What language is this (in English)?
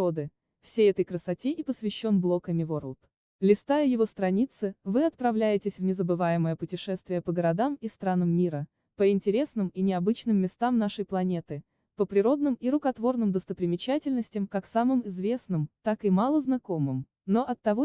Russian